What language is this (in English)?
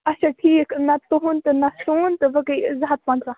Kashmiri